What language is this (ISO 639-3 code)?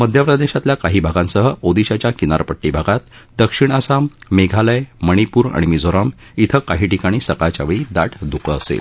mar